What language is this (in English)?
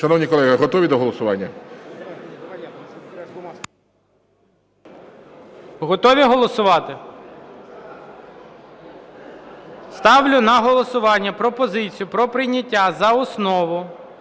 Ukrainian